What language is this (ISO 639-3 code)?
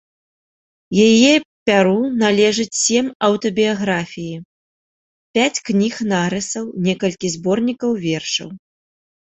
bel